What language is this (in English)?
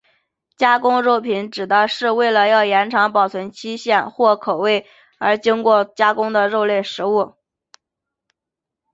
Chinese